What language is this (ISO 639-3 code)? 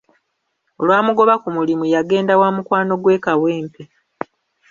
lug